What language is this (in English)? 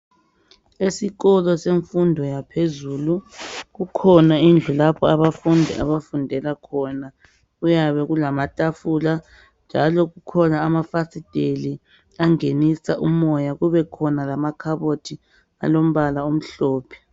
North Ndebele